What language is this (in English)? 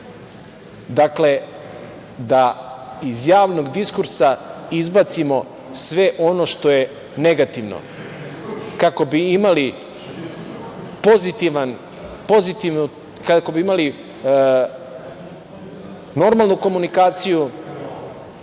Serbian